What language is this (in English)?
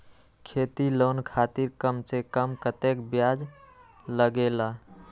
Magahi